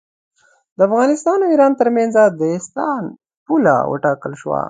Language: Pashto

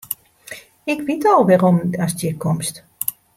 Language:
Western Frisian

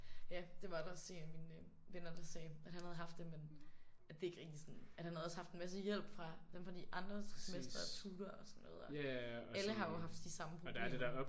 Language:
Danish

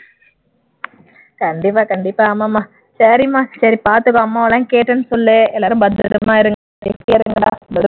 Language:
Tamil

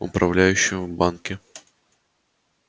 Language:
Russian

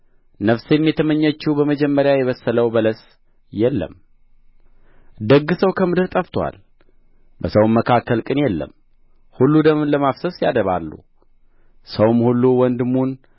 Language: Amharic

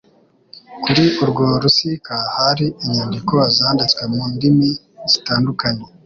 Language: Kinyarwanda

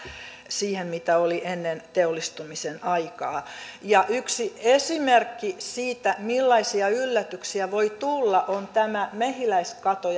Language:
Finnish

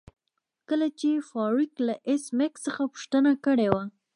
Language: Pashto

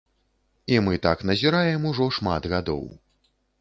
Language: Belarusian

